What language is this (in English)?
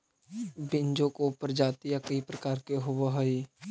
Magahi